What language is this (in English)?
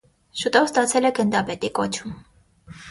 Armenian